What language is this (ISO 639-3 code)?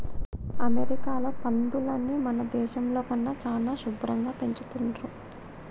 tel